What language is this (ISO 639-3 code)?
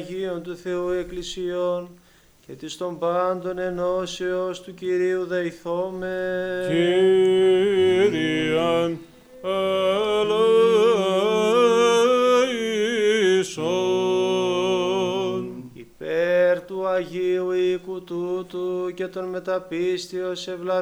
ell